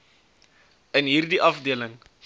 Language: Afrikaans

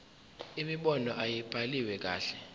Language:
Zulu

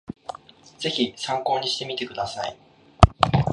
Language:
Japanese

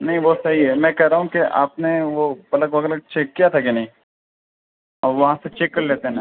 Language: Urdu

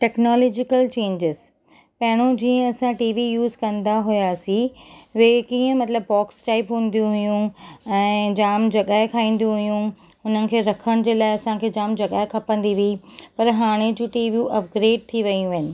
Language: Sindhi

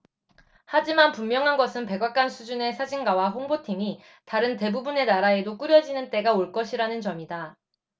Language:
Korean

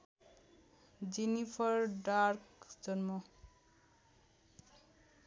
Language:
Nepali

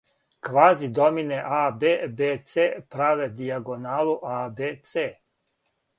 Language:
Serbian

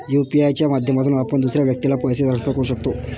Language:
Marathi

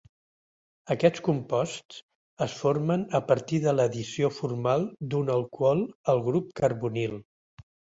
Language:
Catalan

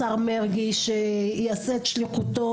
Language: Hebrew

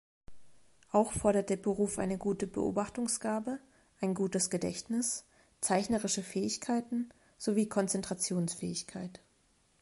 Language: German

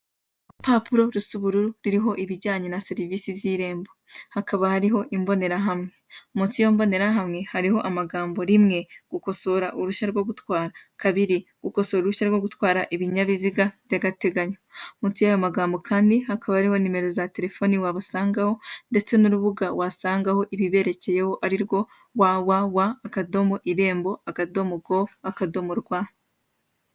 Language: Kinyarwanda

